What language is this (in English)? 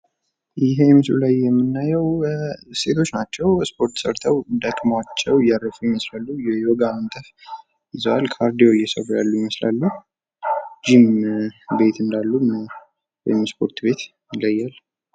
Amharic